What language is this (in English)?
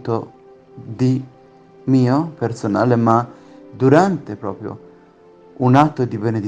Italian